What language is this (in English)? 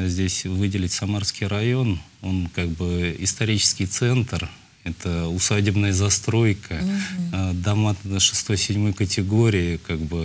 Russian